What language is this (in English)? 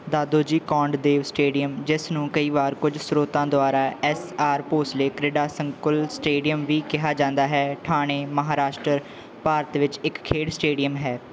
Punjabi